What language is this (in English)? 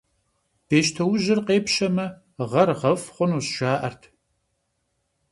Kabardian